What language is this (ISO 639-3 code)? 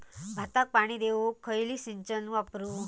mar